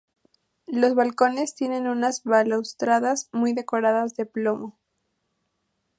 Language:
Spanish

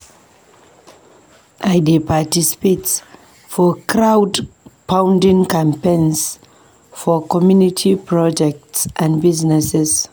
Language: Nigerian Pidgin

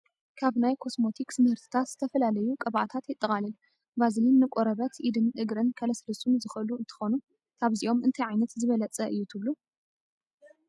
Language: Tigrinya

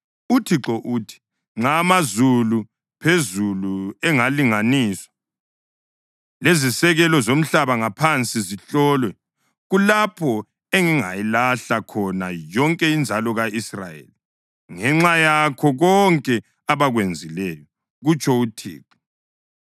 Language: North Ndebele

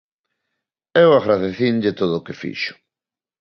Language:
Galician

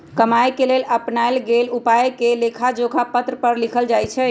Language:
Magahi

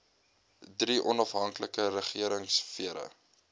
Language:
Afrikaans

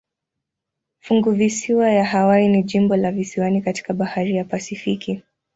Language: Swahili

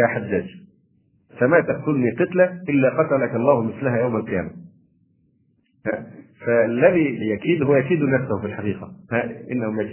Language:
Arabic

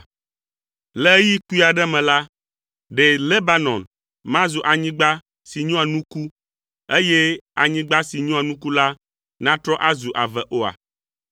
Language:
Ewe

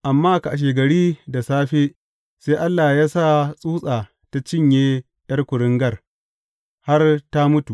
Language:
Hausa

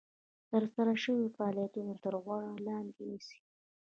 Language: Pashto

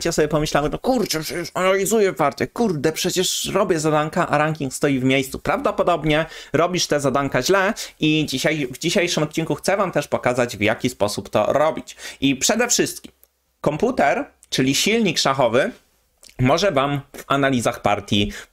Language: Polish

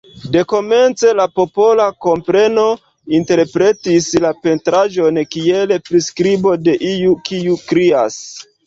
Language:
Esperanto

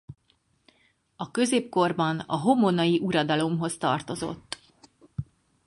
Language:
Hungarian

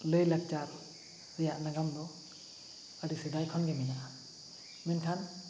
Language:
Santali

